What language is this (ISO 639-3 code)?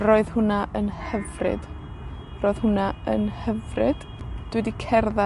cym